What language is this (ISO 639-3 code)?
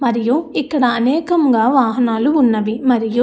tel